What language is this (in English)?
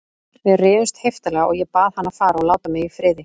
Icelandic